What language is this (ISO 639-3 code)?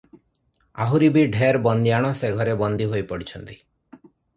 ori